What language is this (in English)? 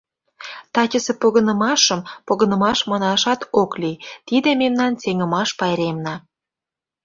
Mari